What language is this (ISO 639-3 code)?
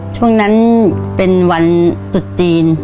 tha